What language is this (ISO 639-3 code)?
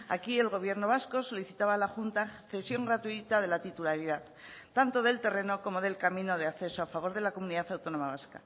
spa